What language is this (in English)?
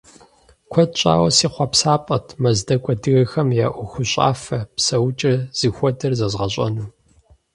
Kabardian